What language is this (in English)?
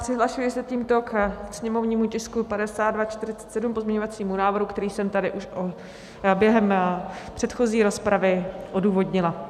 Czech